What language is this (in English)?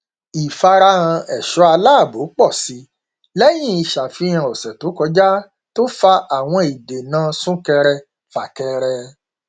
Yoruba